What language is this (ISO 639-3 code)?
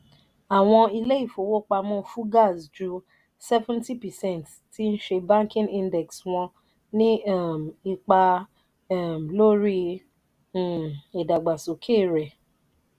yor